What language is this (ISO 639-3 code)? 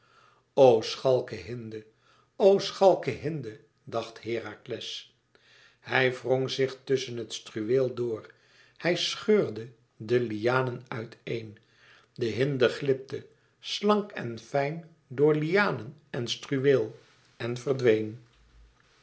nld